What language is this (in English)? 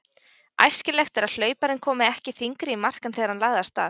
Icelandic